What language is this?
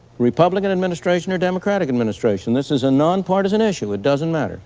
English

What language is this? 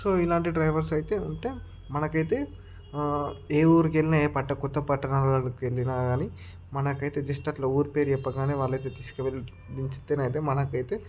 Telugu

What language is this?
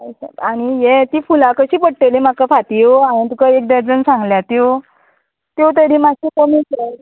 Konkani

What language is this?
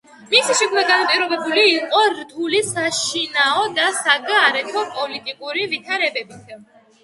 Georgian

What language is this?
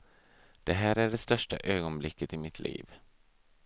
Swedish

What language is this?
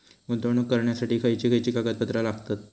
Marathi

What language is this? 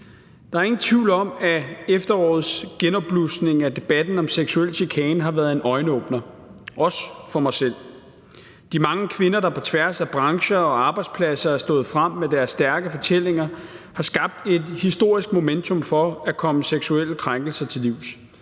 Danish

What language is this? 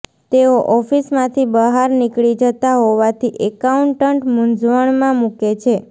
Gujarati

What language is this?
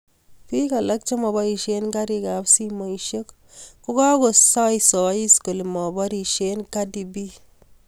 Kalenjin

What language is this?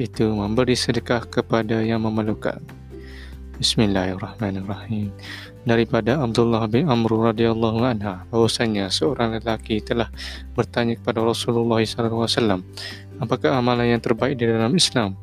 Malay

